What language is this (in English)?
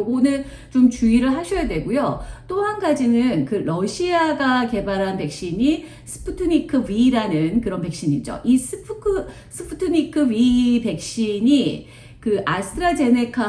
Korean